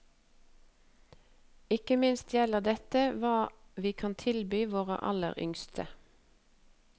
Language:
Norwegian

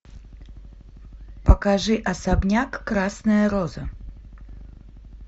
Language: Russian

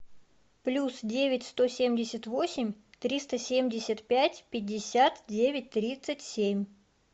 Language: Russian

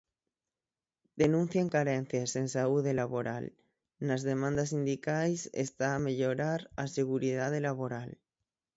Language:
Galician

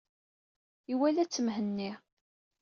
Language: Kabyle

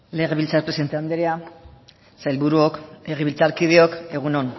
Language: Basque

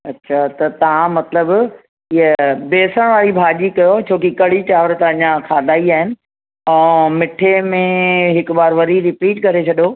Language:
Sindhi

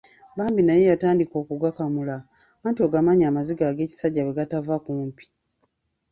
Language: Ganda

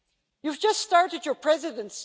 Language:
English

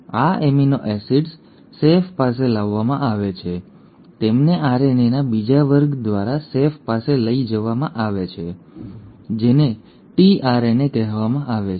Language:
Gujarati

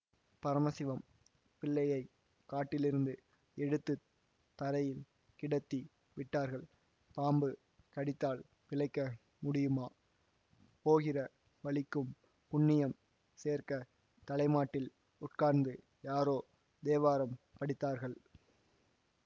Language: Tamil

